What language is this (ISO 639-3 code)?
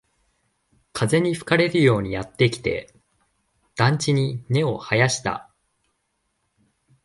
jpn